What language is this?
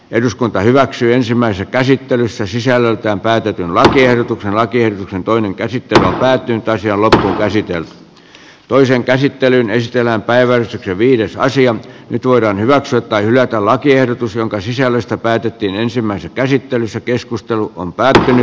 Finnish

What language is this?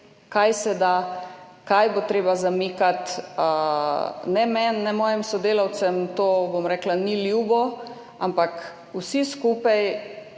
Slovenian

